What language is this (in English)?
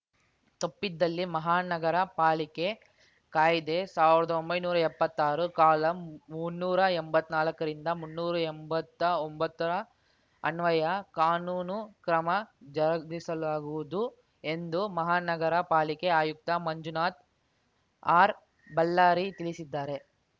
Kannada